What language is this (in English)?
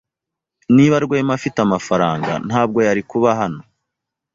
Kinyarwanda